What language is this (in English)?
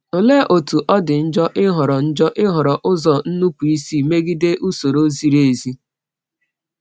Igbo